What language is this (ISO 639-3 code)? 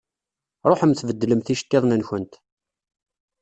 kab